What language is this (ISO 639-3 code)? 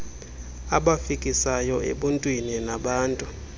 xho